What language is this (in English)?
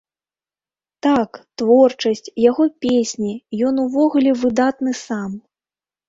Belarusian